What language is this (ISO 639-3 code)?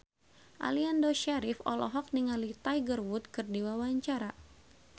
sun